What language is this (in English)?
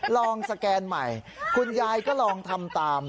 Thai